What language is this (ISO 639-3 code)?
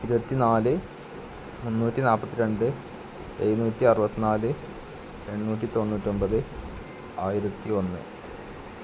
mal